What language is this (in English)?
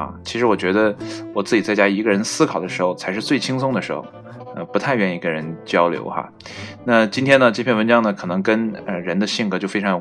Chinese